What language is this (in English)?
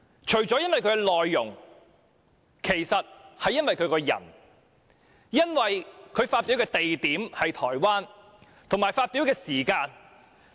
Cantonese